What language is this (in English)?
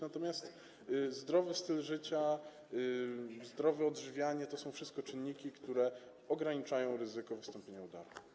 Polish